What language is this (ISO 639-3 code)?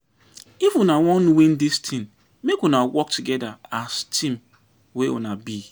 pcm